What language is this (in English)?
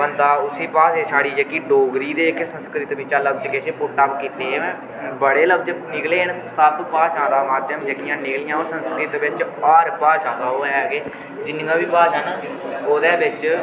Dogri